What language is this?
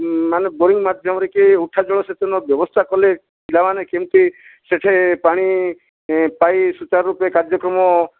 Odia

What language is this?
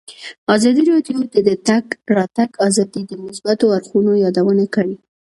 Pashto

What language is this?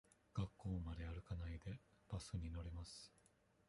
Japanese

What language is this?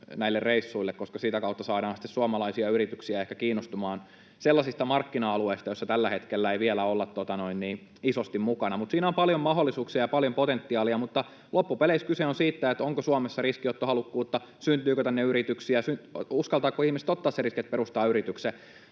Finnish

